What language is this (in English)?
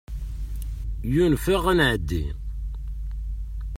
Kabyle